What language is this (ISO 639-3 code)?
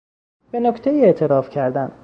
fas